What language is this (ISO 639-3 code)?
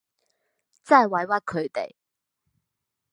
yue